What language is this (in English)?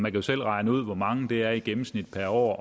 Danish